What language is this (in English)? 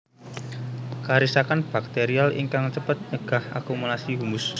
Javanese